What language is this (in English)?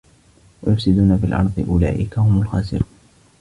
Arabic